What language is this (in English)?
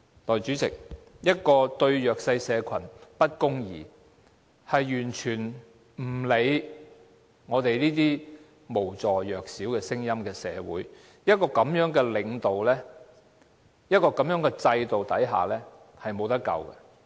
Cantonese